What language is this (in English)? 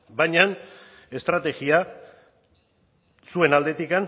Basque